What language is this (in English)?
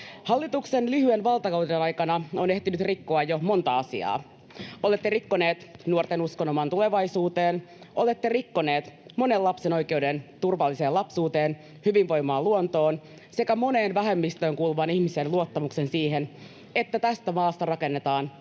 Finnish